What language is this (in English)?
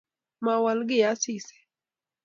Kalenjin